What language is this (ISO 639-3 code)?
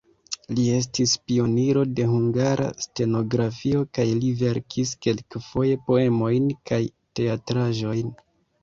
epo